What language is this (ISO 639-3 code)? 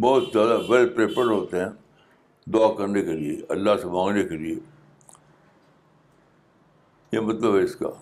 urd